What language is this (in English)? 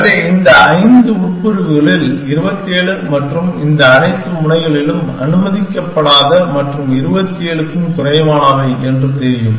Tamil